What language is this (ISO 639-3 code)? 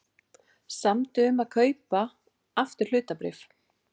isl